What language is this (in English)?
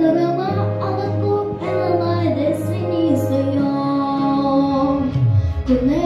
Turkish